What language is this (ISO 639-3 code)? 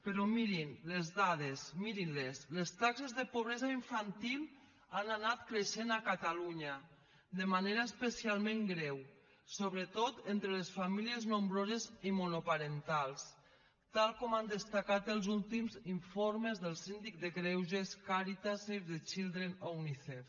cat